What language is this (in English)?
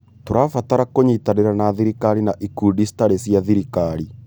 Kikuyu